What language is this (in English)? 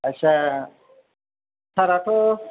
Bodo